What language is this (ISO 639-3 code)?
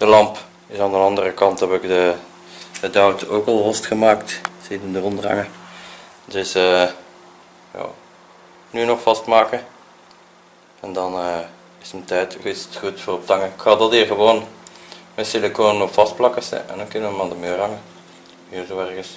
nld